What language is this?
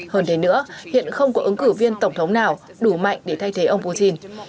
Vietnamese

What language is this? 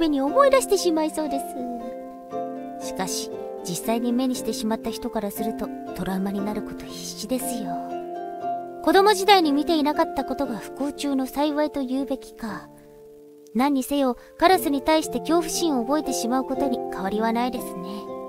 Japanese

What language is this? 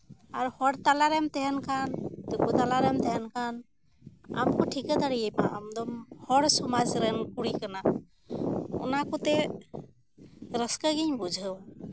Santali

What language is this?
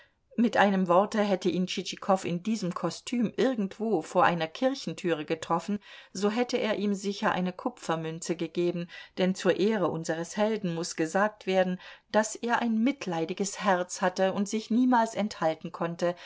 German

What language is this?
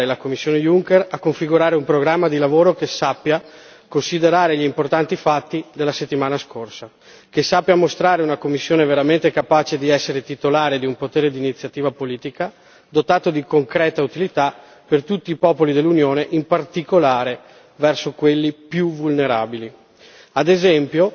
Italian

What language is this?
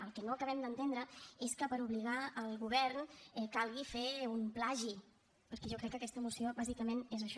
Catalan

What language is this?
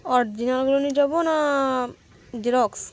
Bangla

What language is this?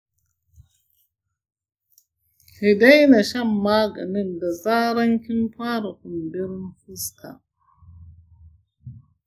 Hausa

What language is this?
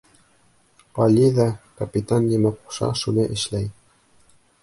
Bashkir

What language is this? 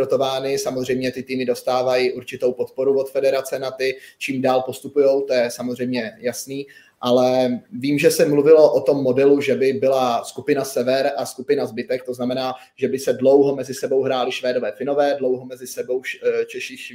Czech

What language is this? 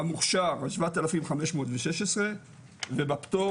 Hebrew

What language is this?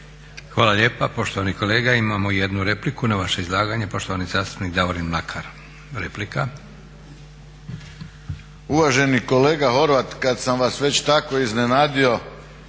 Croatian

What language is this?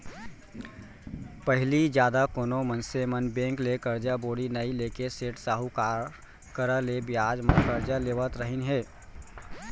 Chhattisgarhi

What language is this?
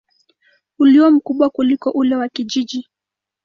Swahili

